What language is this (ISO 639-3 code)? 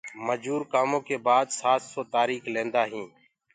ggg